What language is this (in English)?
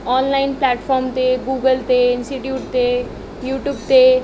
Sindhi